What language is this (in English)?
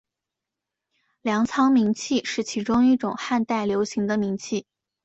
Chinese